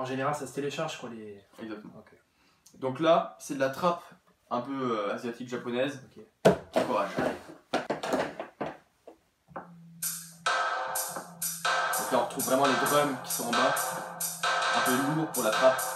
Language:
French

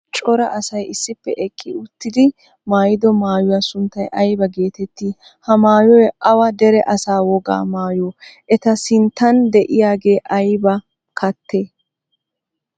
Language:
Wolaytta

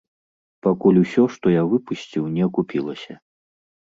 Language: Belarusian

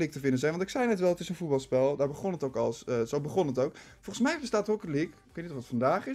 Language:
Dutch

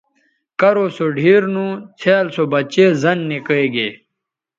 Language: Bateri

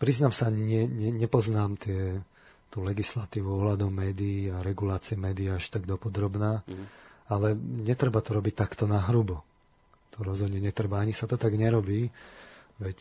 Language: Slovak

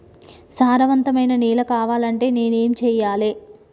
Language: Telugu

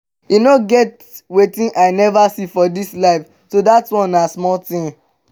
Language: Nigerian Pidgin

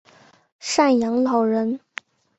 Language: Chinese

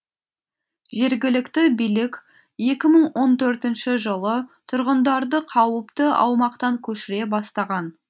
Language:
Kazakh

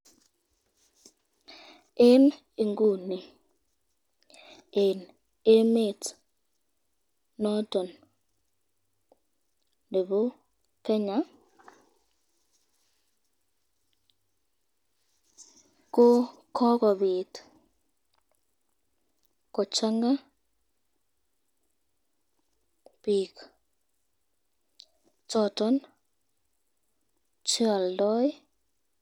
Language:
Kalenjin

